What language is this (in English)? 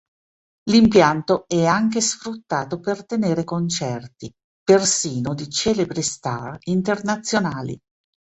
Italian